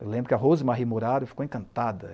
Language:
Portuguese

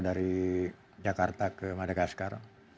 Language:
Indonesian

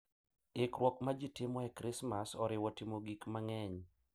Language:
Luo (Kenya and Tanzania)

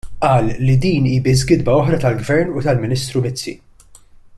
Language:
Maltese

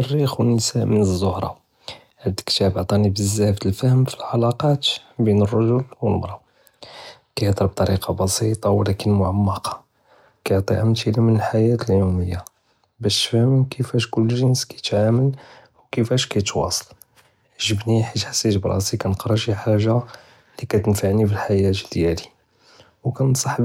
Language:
Judeo-Arabic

